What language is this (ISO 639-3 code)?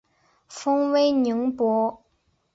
zho